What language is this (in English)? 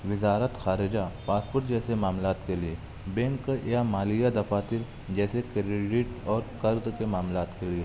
Urdu